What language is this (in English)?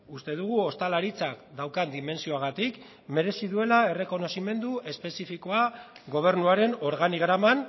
Basque